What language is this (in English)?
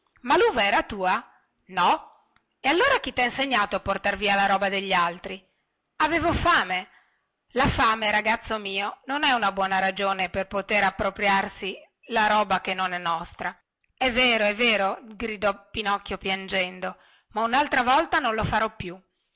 Italian